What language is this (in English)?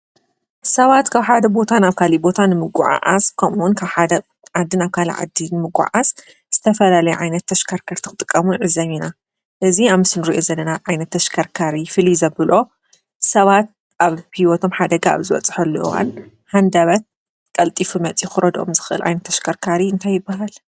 Tigrinya